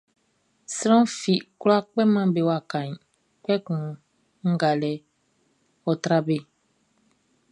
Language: Baoulé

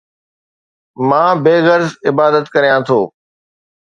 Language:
Sindhi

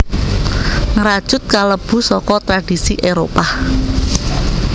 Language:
Javanese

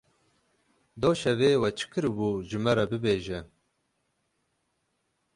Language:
Kurdish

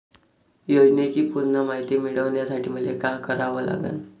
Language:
Marathi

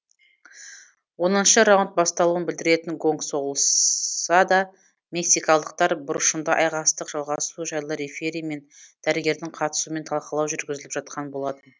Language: Kazakh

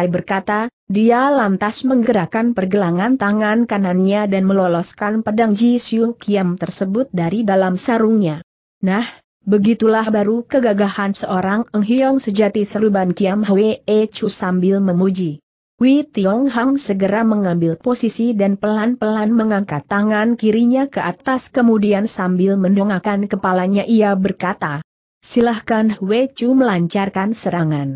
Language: Indonesian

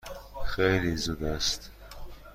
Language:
Persian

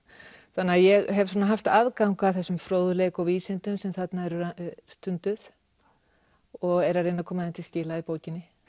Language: Icelandic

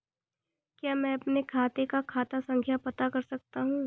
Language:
Hindi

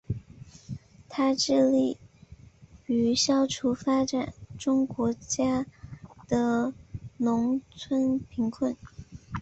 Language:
Chinese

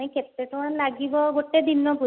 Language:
Odia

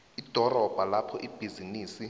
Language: South Ndebele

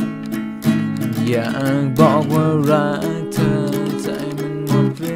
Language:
Thai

